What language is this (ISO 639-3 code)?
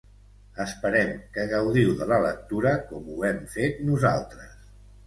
cat